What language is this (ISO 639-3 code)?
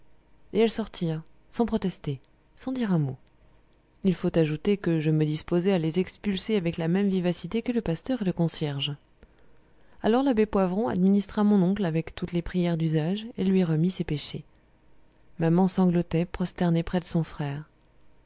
fra